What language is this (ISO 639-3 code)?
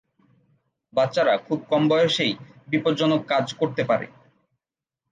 ben